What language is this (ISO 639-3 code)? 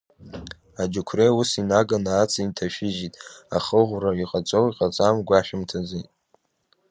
abk